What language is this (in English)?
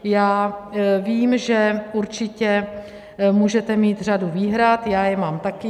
Czech